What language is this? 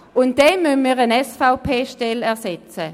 Swiss German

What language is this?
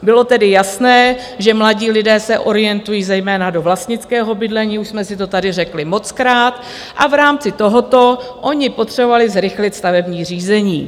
Czech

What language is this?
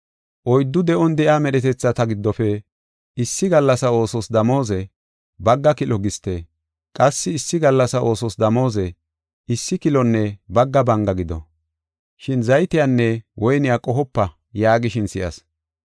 Gofa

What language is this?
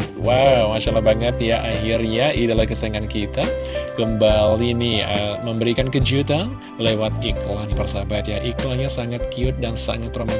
Indonesian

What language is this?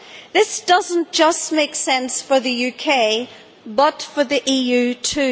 English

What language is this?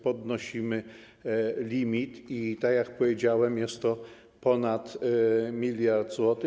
Polish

